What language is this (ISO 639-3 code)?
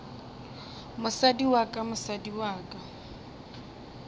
nso